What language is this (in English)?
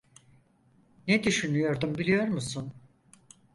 Turkish